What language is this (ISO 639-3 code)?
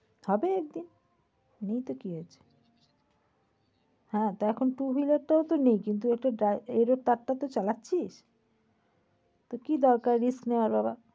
ben